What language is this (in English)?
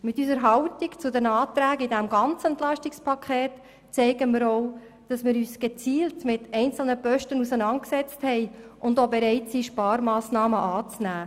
Swiss German